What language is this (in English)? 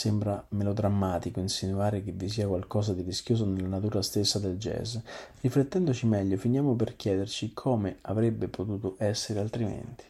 Italian